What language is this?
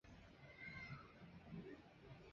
Chinese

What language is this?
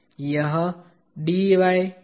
Hindi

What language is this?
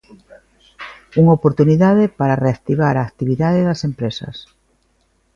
Galician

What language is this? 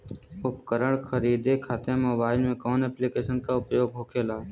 Bhojpuri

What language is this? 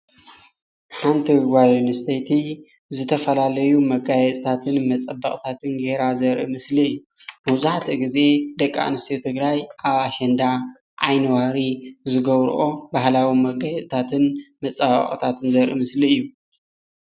Tigrinya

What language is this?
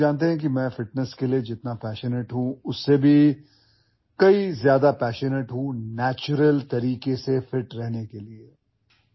Urdu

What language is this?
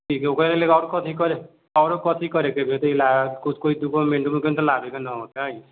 Maithili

